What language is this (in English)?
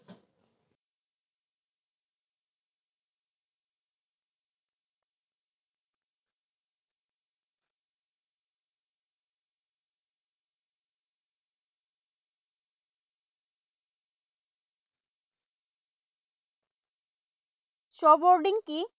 Assamese